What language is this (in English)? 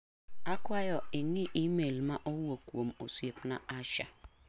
Luo (Kenya and Tanzania)